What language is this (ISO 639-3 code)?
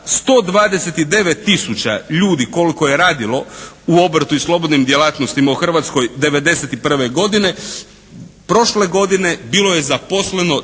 hrv